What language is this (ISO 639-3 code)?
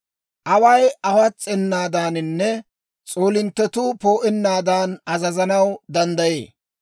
dwr